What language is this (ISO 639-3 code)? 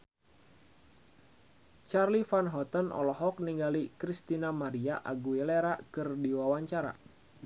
sun